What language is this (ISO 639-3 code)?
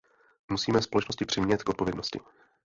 ces